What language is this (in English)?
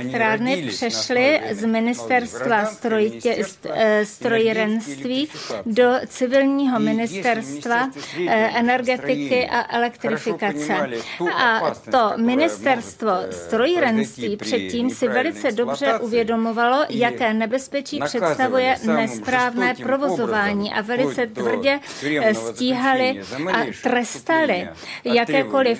Czech